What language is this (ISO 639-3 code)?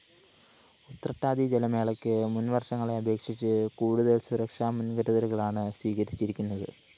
mal